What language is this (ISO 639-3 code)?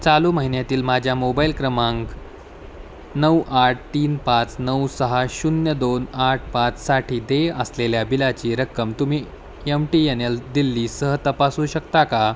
mar